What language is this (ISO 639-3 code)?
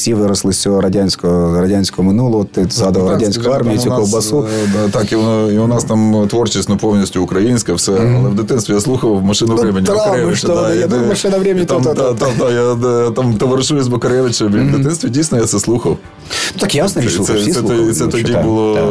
ukr